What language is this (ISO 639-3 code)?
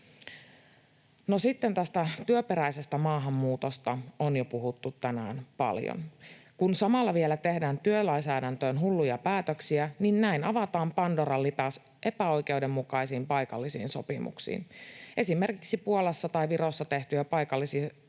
fin